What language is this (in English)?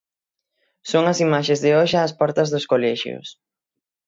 Galician